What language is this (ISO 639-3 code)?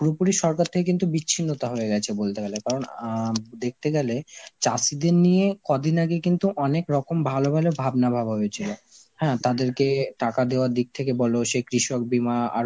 ben